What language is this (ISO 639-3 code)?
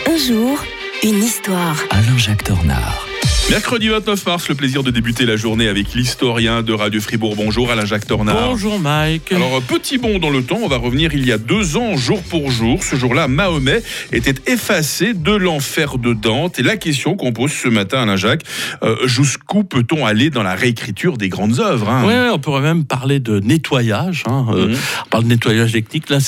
fra